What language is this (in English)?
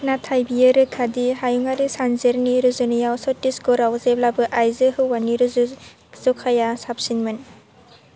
Bodo